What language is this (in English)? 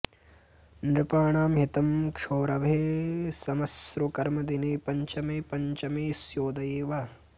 Sanskrit